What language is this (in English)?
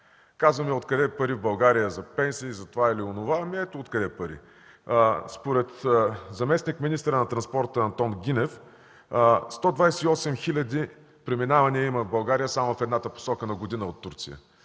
Bulgarian